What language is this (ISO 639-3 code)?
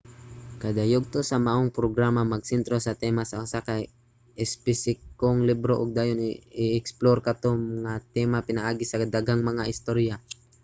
ceb